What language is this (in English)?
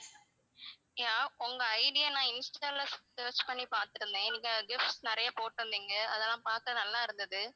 Tamil